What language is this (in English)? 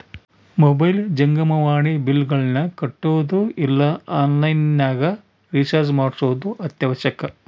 Kannada